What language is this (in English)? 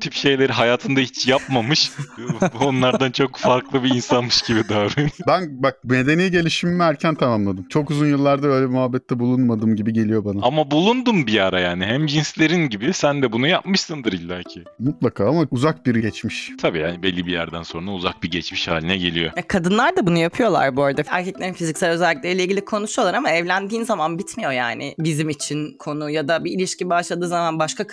Turkish